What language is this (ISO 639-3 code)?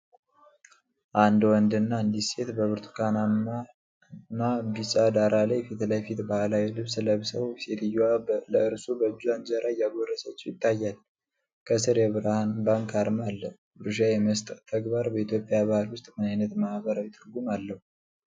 amh